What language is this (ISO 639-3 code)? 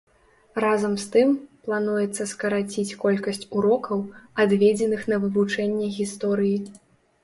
bel